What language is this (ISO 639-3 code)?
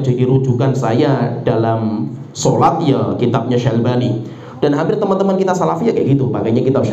ind